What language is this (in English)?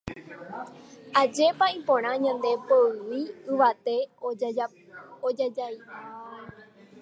Guarani